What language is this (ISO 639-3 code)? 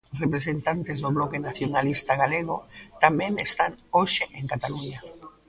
glg